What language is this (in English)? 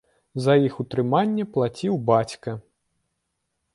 Belarusian